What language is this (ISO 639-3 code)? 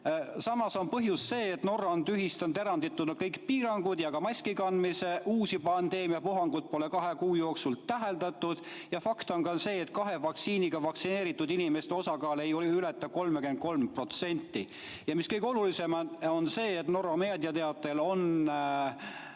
est